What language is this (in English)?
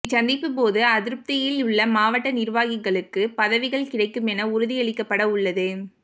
Tamil